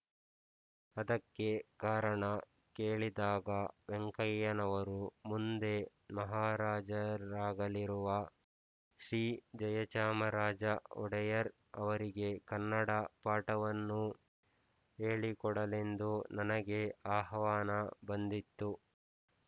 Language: Kannada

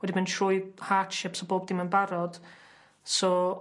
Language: Welsh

